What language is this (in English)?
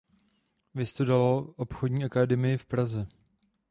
Czech